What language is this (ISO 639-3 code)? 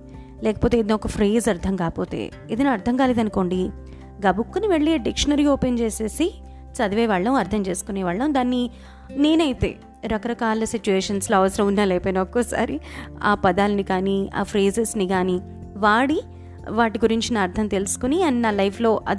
tel